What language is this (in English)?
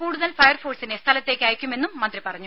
Malayalam